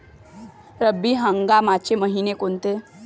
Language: Marathi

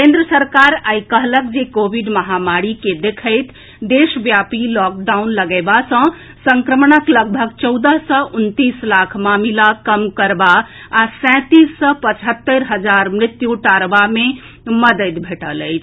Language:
Maithili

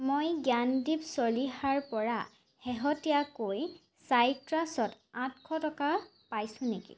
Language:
Assamese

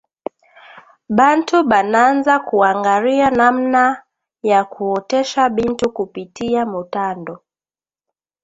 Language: Swahili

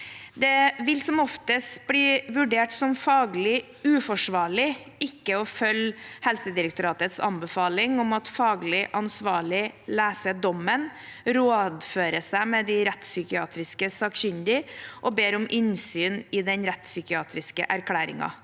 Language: Norwegian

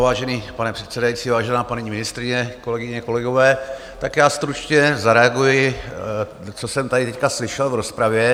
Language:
Czech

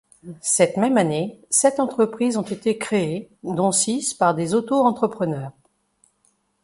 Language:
French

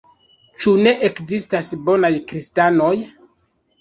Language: Esperanto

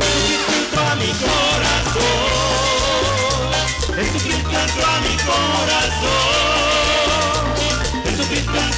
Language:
Romanian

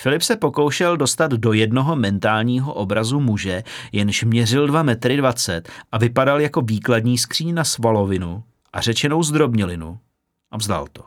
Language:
Czech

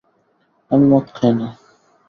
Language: Bangla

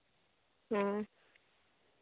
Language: Santali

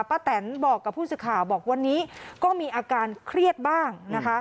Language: Thai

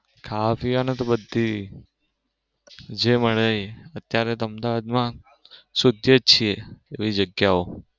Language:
Gujarati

